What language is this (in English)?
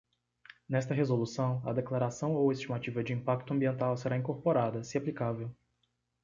Portuguese